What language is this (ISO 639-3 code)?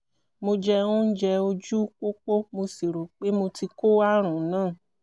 yor